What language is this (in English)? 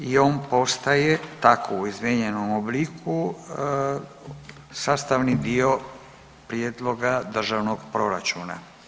Croatian